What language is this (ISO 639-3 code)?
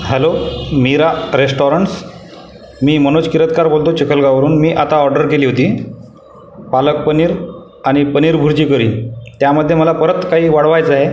mar